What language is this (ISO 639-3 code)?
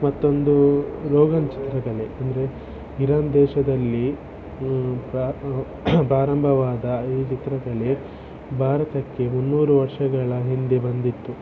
kan